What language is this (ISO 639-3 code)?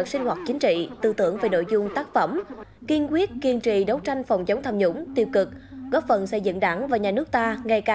vie